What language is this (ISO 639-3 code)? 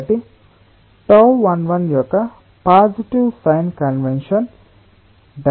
tel